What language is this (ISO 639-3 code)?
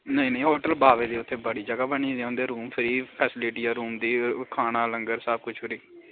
doi